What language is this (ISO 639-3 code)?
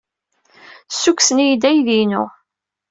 kab